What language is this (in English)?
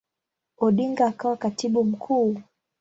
Swahili